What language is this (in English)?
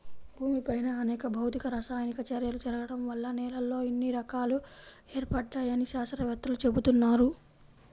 Telugu